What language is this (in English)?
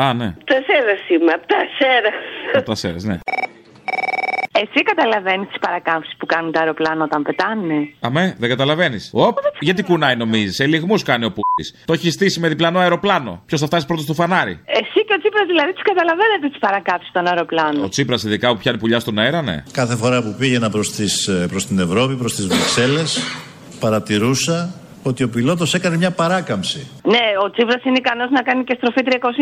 Greek